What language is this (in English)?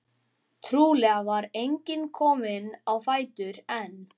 Icelandic